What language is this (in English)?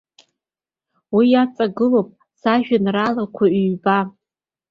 Abkhazian